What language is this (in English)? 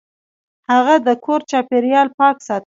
Pashto